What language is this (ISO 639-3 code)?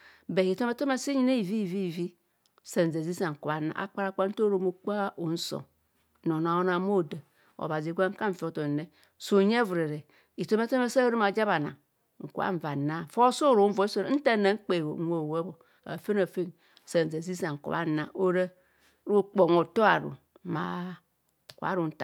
bcs